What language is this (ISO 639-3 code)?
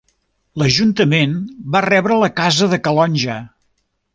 cat